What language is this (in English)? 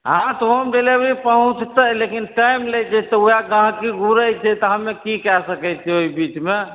Maithili